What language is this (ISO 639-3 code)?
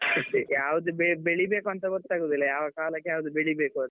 kan